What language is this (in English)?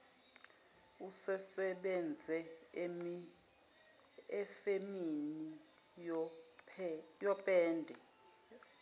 Zulu